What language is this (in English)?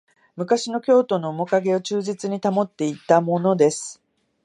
Japanese